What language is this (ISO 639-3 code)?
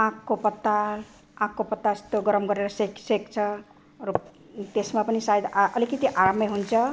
nep